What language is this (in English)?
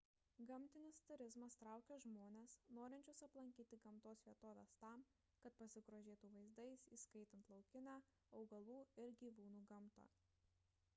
Lithuanian